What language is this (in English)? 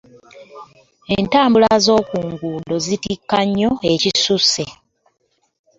Ganda